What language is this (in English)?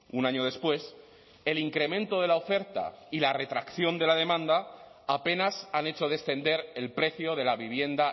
Spanish